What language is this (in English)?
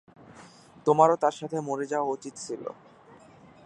Bangla